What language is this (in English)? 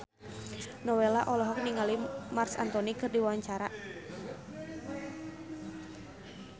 Sundanese